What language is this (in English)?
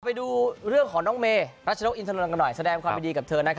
Thai